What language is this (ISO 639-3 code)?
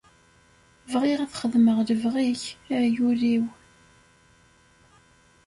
kab